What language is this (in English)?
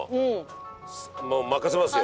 Japanese